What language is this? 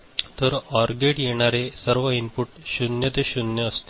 Marathi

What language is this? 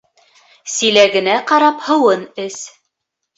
Bashkir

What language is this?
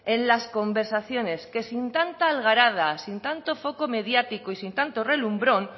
Spanish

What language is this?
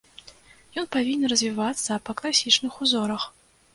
Belarusian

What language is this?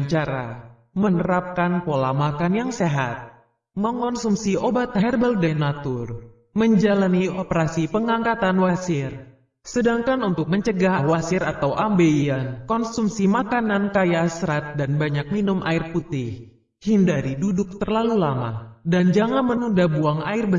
Indonesian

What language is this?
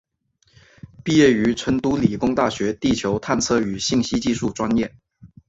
Chinese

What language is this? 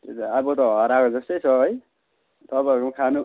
Nepali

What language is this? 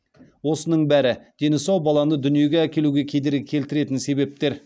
Kazakh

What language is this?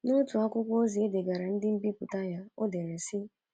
Igbo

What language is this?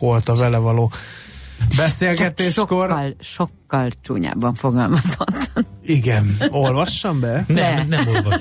Hungarian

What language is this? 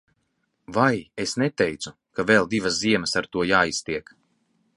Latvian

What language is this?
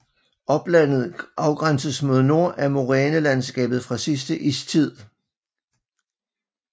Danish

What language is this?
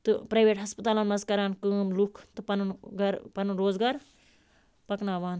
Kashmiri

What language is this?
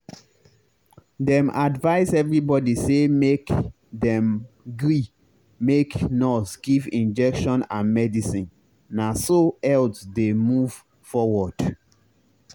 Nigerian Pidgin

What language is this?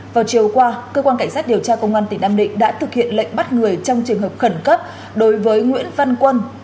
Vietnamese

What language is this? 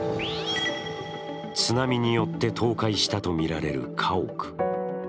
Japanese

